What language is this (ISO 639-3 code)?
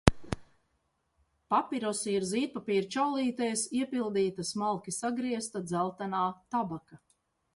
lav